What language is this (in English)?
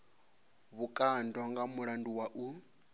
Venda